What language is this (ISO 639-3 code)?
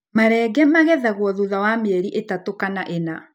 kik